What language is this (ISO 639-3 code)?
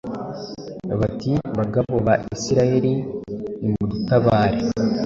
kin